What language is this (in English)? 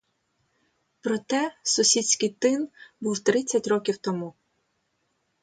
Ukrainian